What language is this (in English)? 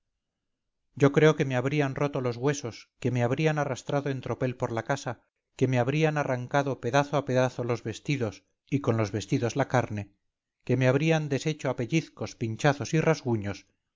Spanish